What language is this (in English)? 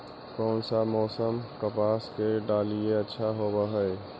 Magahi